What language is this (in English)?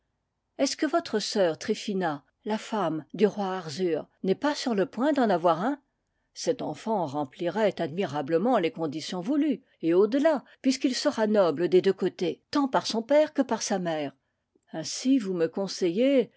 French